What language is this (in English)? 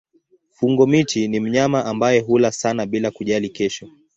Swahili